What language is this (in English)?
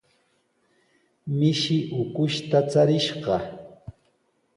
Sihuas Ancash Quechua